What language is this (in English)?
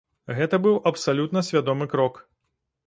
Belarusian